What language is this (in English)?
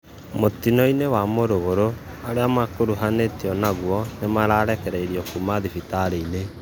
Kikuyu